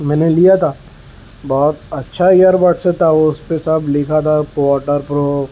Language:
Urdu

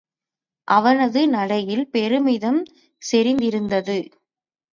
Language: Tamil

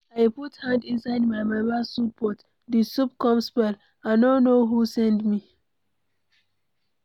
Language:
Nigerian Pidgin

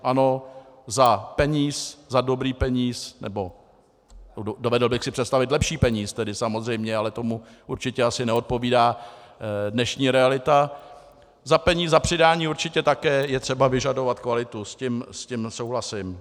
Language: Czech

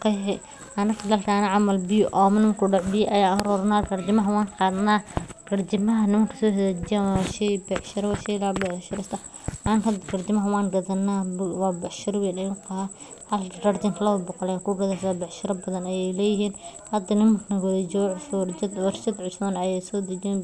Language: Somali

